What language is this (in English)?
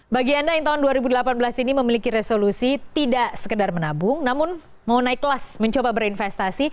Indonesian